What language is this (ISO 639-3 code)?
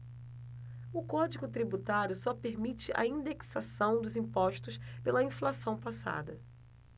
por